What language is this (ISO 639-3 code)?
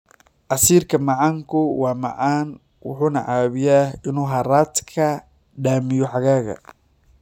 som